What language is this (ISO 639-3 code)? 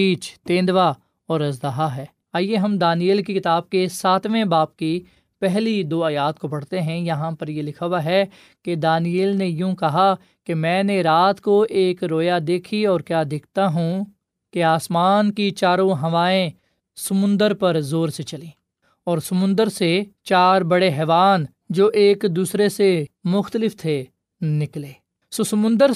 urd